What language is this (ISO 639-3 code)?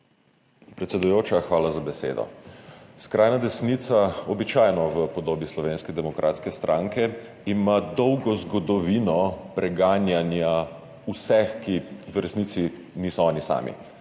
slv